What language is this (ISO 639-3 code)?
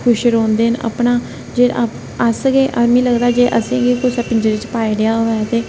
doi